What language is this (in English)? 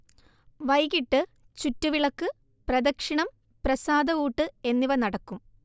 Malayalam